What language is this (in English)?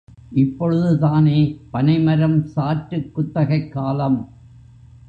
Tamil